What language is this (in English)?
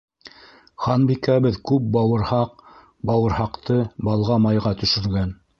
Bashkir